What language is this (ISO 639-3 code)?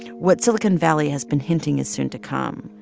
eng